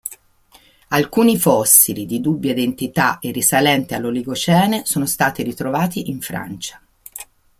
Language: Italian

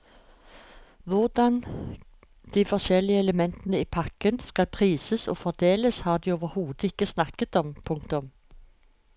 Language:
Norwegian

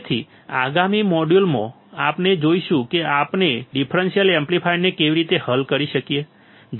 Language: Gujarati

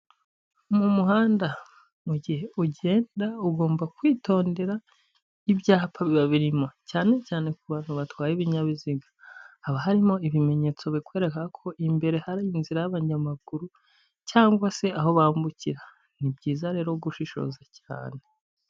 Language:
Kinyarwanda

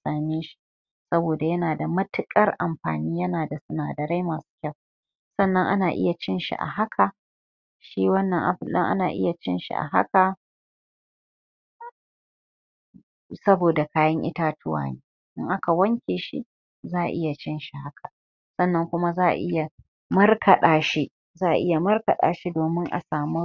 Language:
Hausa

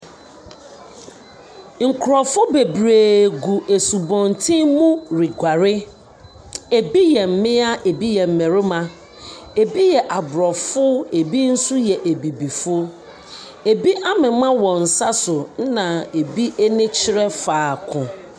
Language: Akan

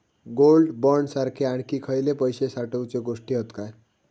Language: Marathi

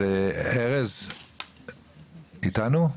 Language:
Hebrew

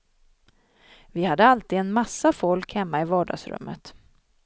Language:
Swedish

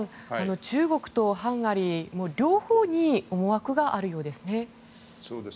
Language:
Japanese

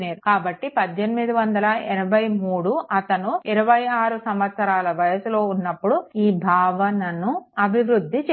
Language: Telugu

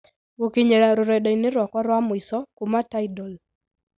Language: Kikuyu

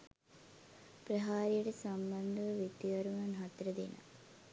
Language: Sinhala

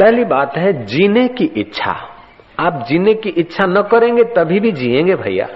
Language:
Hindi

